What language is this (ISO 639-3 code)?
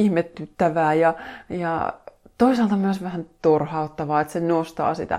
fin